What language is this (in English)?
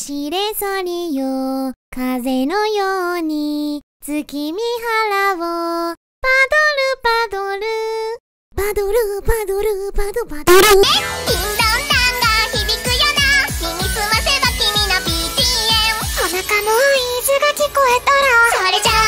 Japanese